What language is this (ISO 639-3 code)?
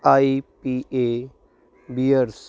pan